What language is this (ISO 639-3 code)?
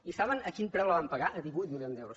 cat